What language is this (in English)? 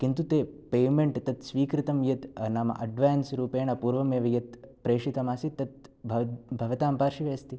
Sanskrit